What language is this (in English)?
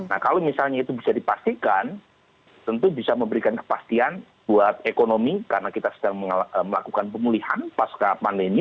Indonesian